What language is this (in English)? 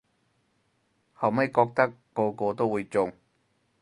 Cantonese